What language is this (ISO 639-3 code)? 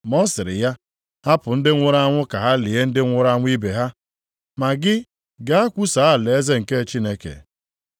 ibo